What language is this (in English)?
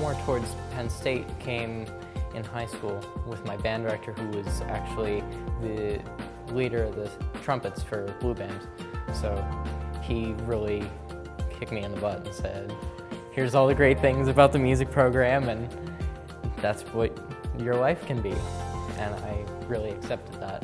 English